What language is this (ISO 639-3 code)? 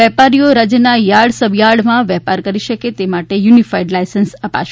guj